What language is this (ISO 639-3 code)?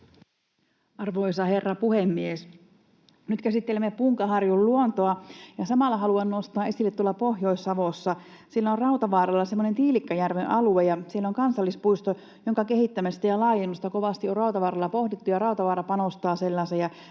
fin